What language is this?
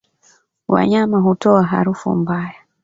Swahili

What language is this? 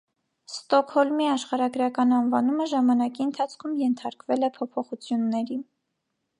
Armenian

